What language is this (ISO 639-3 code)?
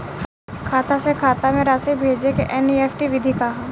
bho